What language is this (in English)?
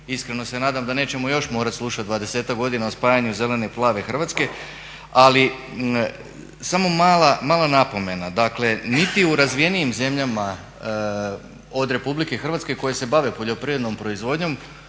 Croatian